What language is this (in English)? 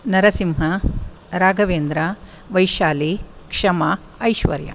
Sanskrit